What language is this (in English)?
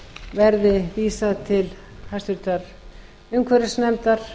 Icelandic